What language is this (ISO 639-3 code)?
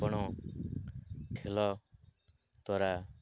ori